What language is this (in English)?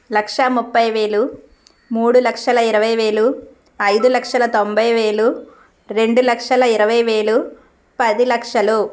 Telugu